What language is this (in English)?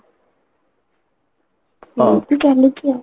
Odia